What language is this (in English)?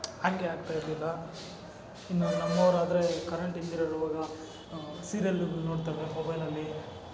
Kannada